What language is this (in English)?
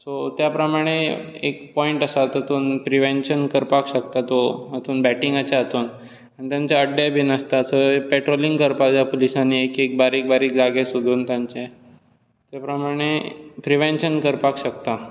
Konkani